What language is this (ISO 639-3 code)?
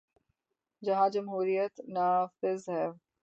urd